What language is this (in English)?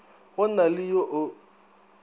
Northern Sotho